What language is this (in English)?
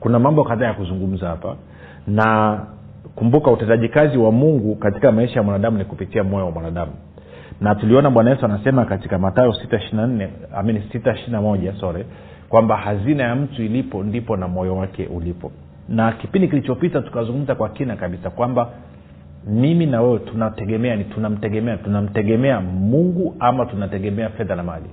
Swahili